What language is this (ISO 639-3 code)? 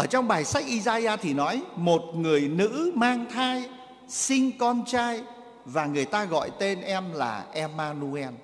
vie